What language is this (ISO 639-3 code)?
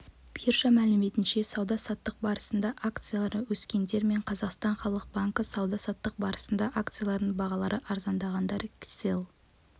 kaz